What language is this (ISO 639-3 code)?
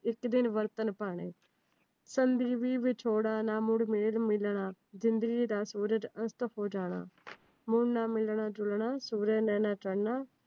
pan